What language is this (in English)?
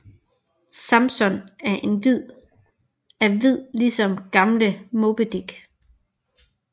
Danish